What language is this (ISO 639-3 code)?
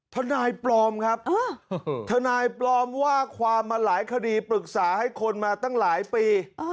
tha